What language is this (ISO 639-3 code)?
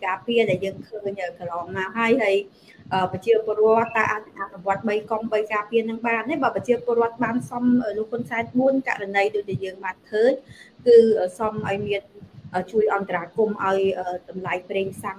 tha